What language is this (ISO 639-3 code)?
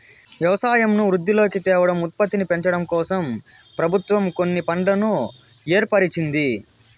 tel